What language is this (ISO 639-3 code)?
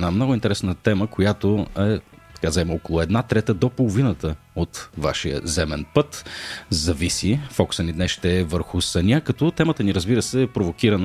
bul